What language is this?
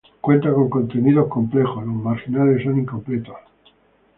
Spanish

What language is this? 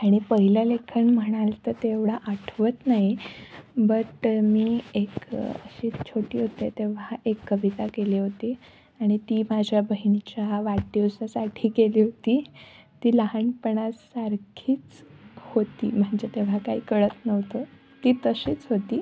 Marathi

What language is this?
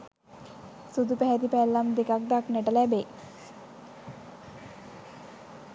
Sinhala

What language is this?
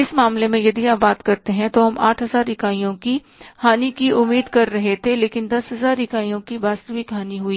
Hindi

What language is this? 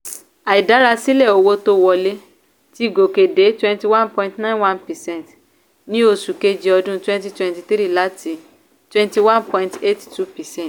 Yoruba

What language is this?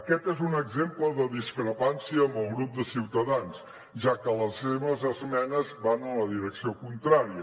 Catalan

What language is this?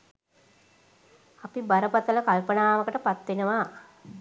Sinhala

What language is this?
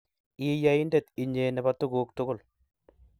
Kalenjin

